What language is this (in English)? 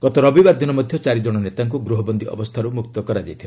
Odia